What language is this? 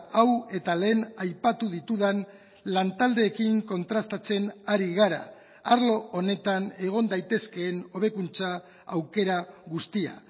Basque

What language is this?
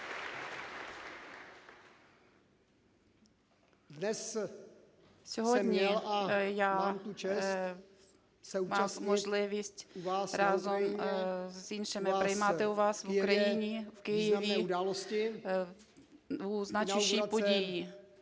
Ukrainian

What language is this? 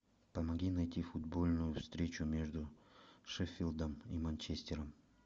Russian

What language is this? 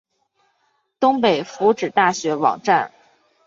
Chinese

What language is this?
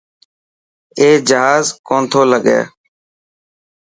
Dhatki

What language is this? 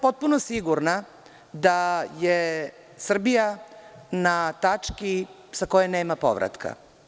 Serbian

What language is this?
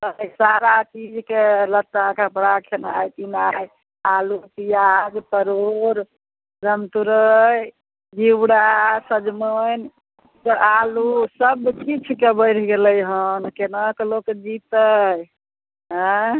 Maithili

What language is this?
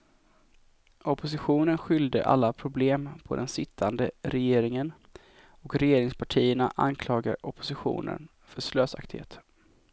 Swedish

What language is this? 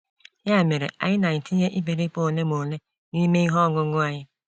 Igbo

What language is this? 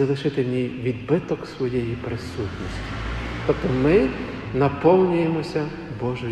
Ukrainian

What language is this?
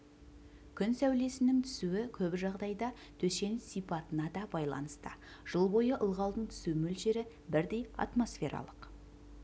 Kazakh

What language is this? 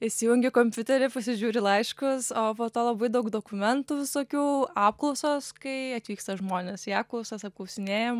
Lithuanian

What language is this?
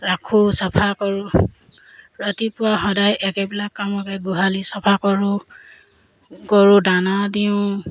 Assamese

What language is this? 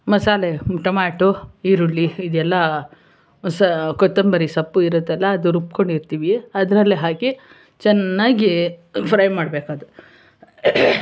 Kannada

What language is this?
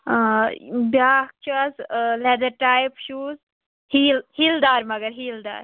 Kashmiri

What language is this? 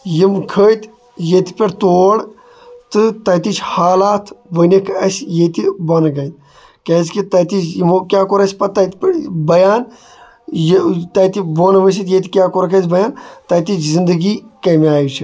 Kashmiri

